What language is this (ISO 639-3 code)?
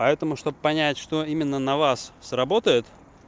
rus